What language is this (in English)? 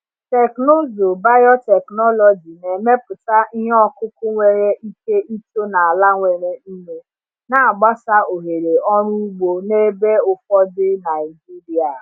Igbo